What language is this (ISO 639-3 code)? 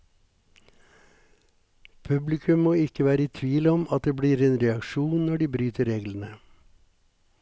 nor